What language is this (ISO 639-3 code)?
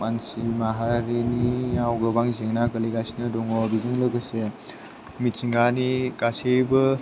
brx